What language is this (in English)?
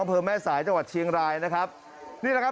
Thai